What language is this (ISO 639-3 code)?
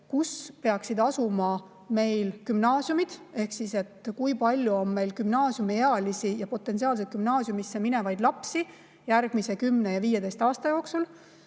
est